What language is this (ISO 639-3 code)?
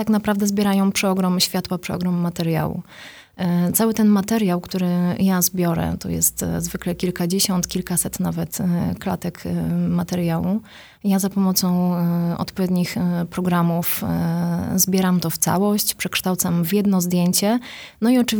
pol